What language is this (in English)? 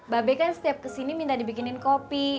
Indonesian